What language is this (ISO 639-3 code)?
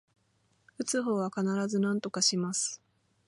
jpn